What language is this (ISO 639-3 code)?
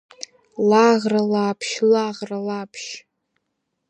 abk